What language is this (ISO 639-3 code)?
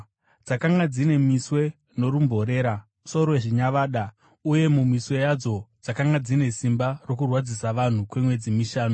sna